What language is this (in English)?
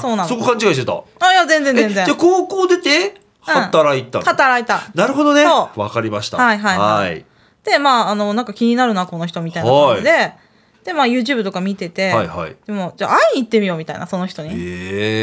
Japanese